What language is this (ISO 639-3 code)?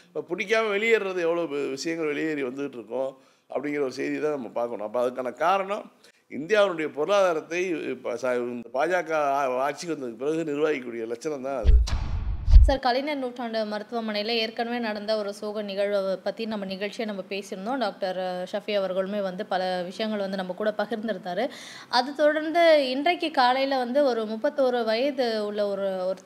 tam